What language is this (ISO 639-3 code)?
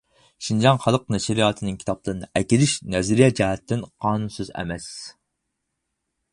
uig